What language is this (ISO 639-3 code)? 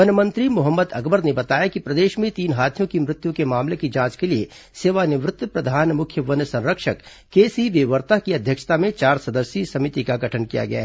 hin